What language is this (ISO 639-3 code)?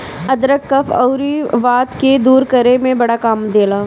bho